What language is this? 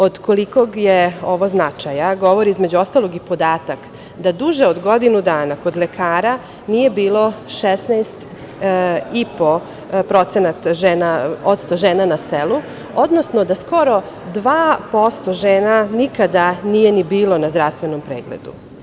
Serbian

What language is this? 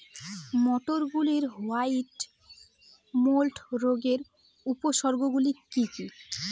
Bangla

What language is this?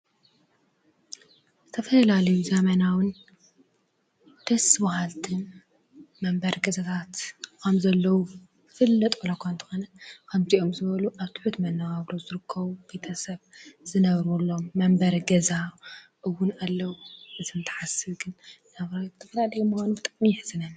Tigrinya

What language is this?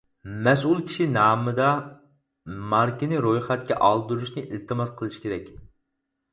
Uyghur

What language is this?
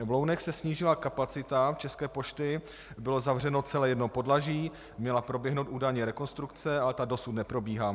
Czech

